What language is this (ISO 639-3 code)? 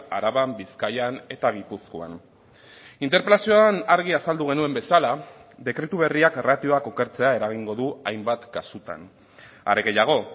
eus